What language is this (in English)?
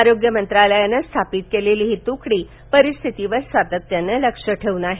Marathi